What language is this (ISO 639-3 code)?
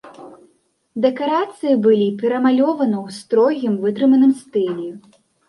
bel